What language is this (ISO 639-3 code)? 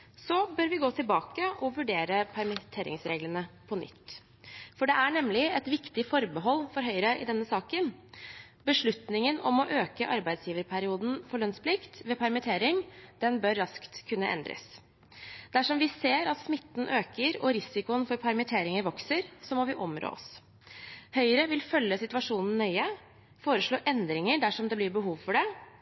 nob